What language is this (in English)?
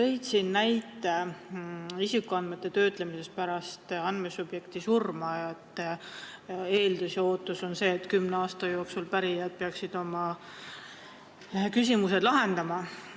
Estonian